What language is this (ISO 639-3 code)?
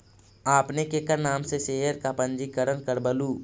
mag